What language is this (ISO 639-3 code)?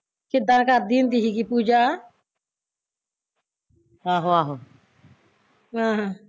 pan